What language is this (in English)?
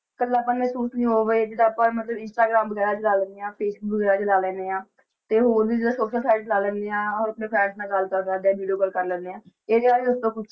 Punjabi